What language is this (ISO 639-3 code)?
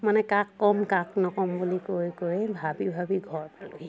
asm